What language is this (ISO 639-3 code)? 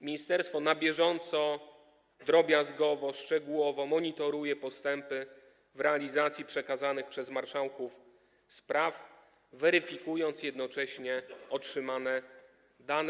pol